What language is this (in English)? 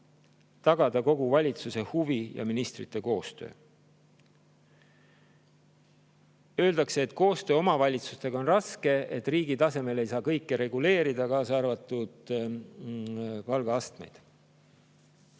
Estonian